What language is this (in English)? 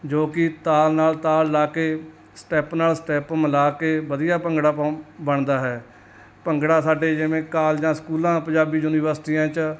Punjabi